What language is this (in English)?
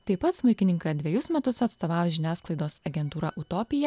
Lithuanian